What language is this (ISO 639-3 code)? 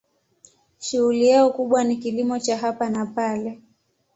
swa